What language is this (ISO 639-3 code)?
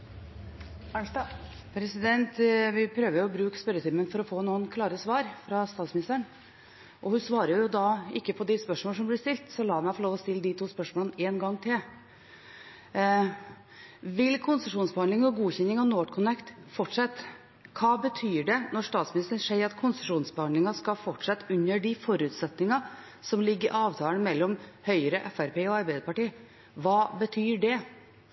nor